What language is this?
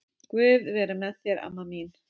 Icelandic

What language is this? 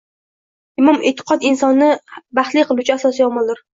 Uzbek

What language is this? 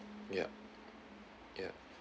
English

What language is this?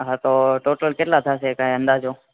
Gujarati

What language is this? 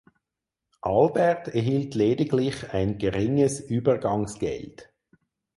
German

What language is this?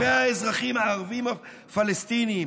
Hebrew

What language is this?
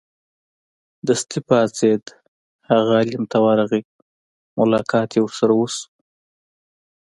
Pashto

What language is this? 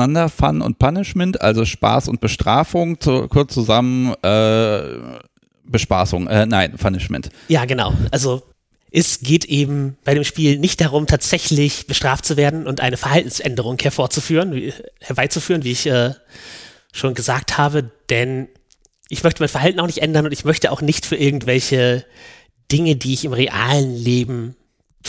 German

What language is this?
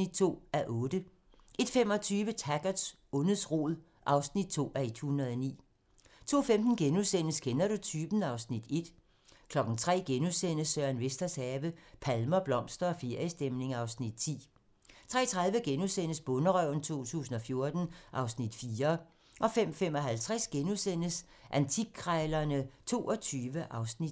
Danish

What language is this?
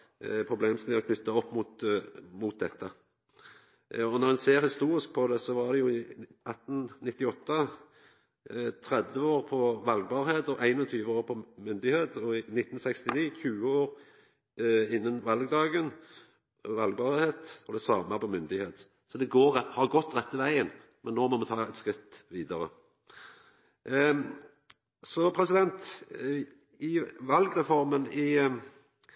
Norwegian Nynorsk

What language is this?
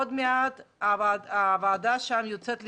Hebrew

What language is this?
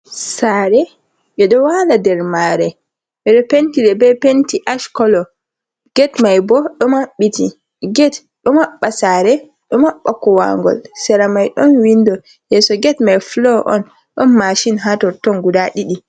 Fula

